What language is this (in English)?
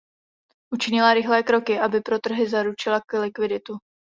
Czech